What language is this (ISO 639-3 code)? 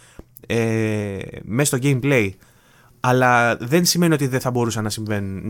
ell